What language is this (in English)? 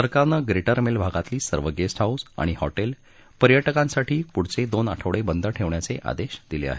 Marathi